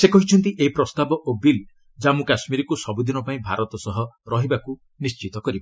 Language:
Odia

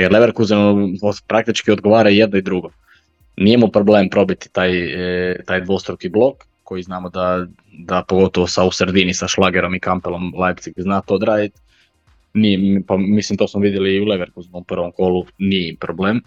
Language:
Croatian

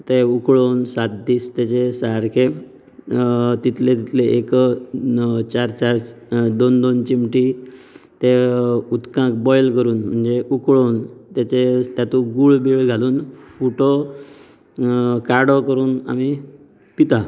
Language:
Konkani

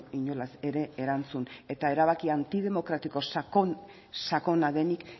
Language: Basque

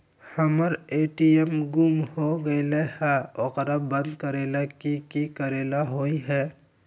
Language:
Magahi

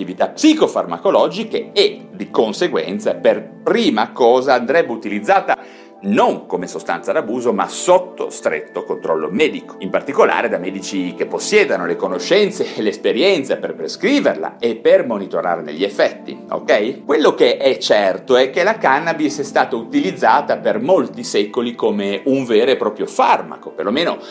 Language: Italian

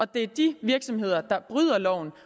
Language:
Danish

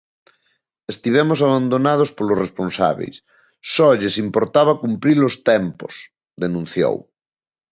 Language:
Galician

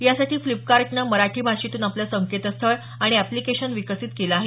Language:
Marathi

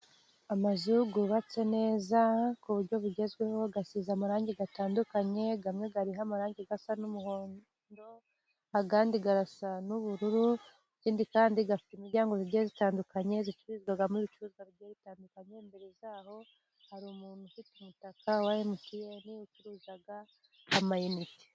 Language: Kinyarwanda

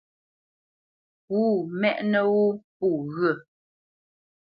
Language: Bamenyam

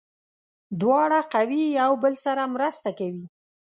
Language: Pashto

